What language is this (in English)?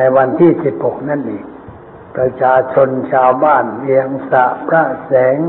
Thai